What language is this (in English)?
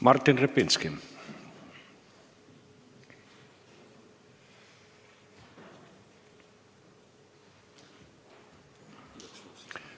Estonian